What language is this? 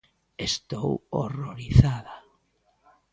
Galician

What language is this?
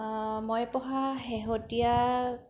Assamese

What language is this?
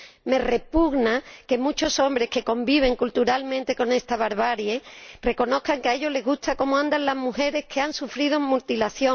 Spanish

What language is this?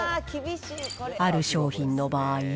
Japanese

